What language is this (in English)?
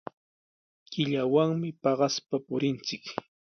Sihuas Ancash Quechua